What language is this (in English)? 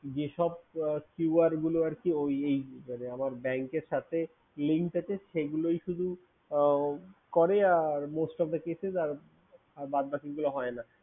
Bangla